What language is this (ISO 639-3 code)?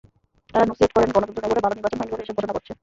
ben